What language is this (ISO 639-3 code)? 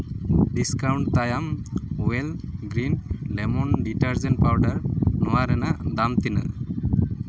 sat